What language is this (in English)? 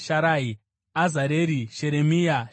Shona